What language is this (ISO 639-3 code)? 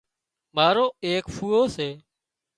kxp